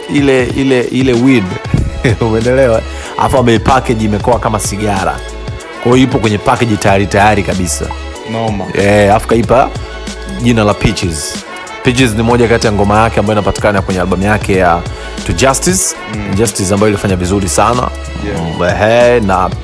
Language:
Swahili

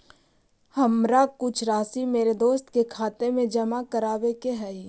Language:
Magahi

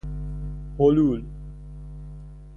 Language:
Persian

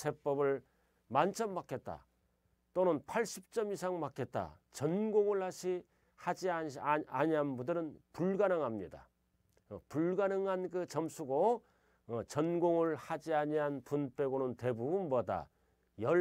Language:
Korean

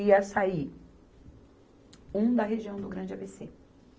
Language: Portuguese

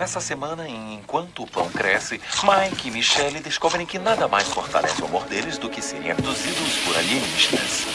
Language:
Portuguese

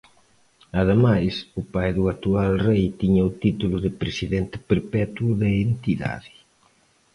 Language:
Galician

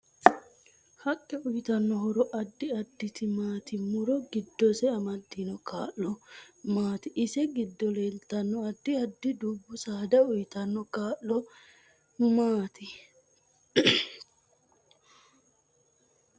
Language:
Sidamo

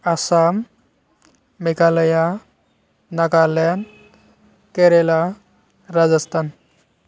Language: Bodo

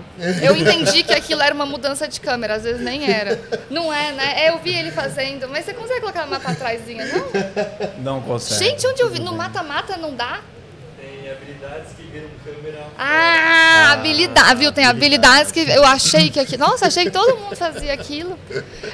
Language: Portuguese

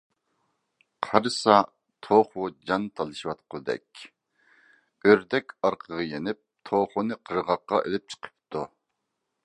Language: Uyghur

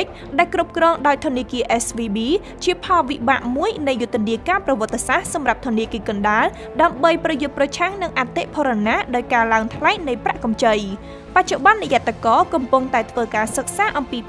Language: Thai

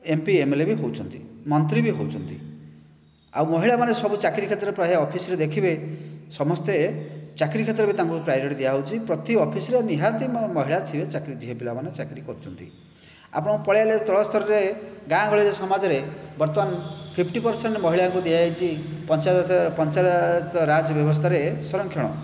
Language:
Odia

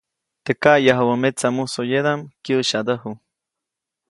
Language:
Copainalá Zoque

